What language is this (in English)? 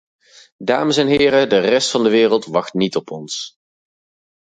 Dutch